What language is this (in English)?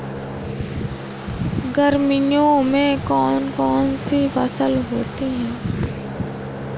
Hindi